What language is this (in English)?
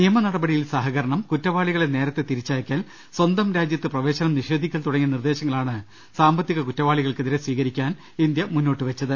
Malayalam